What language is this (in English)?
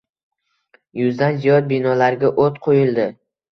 Uzbek